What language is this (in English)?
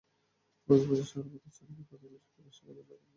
Bangla